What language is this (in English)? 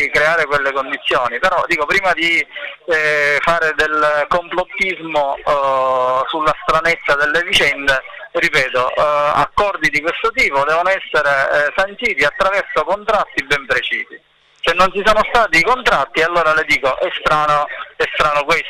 Italian